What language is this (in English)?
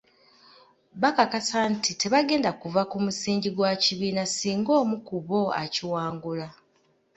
Ganda